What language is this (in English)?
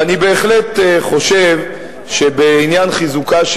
Hebrew